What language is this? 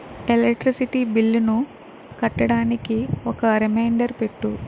Telugu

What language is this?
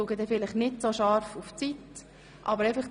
Swiss German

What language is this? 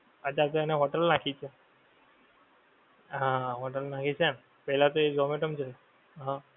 Gujarati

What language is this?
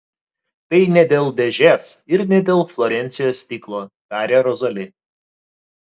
Lithuanian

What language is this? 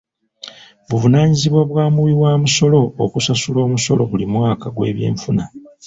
Ganda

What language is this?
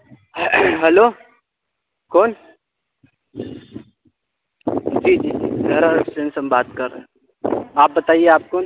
Urdu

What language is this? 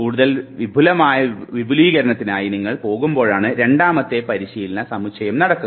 Malayalam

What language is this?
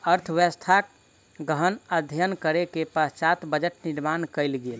Maithili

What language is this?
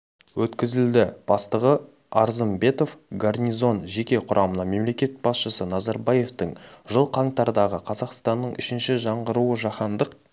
Kazakh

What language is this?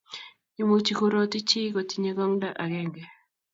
Kalenjin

